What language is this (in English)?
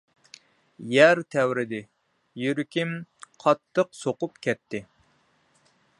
Uyghur